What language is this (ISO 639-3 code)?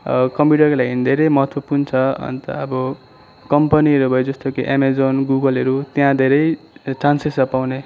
nep